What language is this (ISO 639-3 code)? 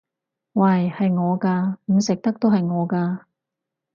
yue